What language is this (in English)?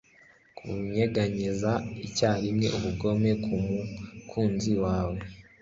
Kinyarwanda